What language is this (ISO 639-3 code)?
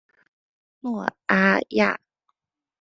zho